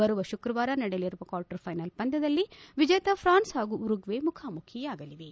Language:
Kannada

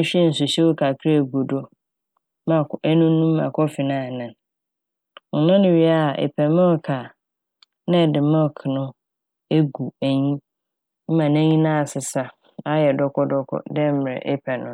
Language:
Akan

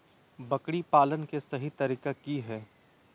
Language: Magahi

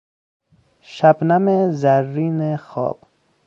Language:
Persian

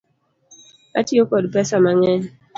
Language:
Luo (Kenya and Tanzania)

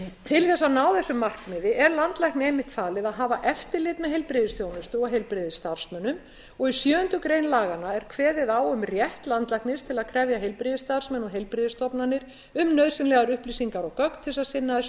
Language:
Icelandic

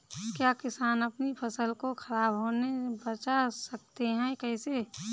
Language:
Hindi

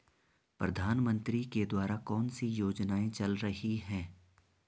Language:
Hindi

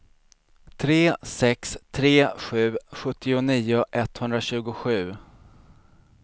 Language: Swedish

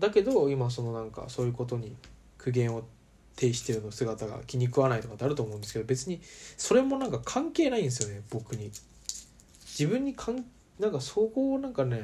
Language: Japanese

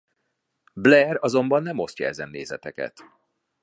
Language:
Hungarian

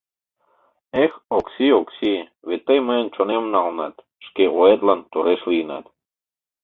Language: Mari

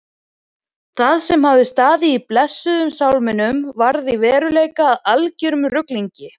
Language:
Icelandic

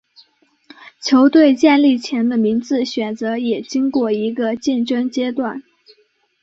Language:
Chinese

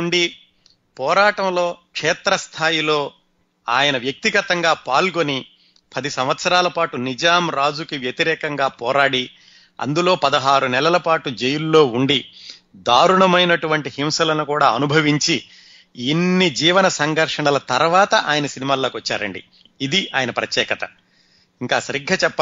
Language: Telugu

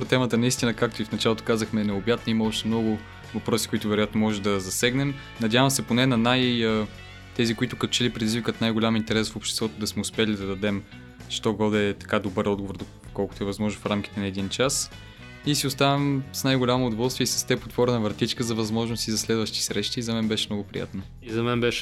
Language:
Bulgarian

